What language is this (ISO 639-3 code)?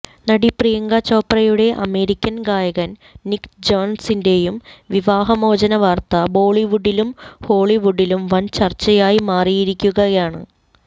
mal